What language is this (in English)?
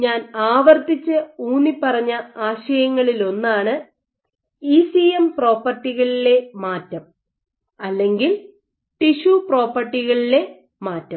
Malayalam